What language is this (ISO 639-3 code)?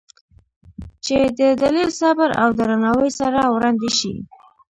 pus